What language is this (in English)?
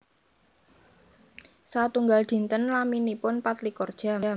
Javanese